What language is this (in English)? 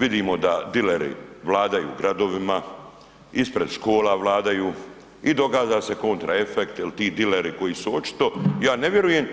Croatian